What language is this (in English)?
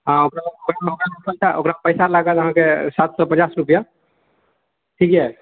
Maithili